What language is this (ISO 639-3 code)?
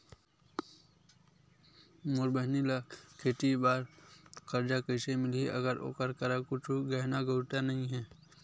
hne